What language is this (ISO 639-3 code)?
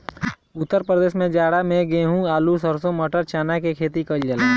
bho